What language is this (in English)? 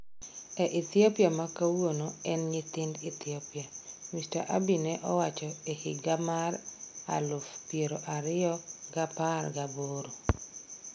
Luo (Kenya and Tanzania)